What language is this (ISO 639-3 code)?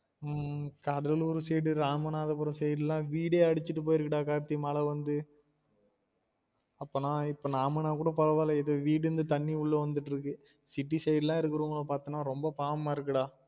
tam